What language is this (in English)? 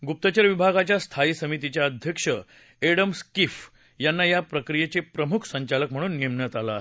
Marathi